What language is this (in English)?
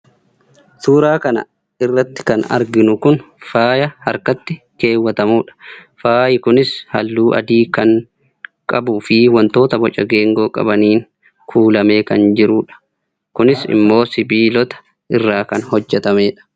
Oromo